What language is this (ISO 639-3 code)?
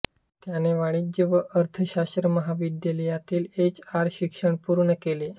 mar